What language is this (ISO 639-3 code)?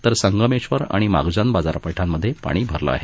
mar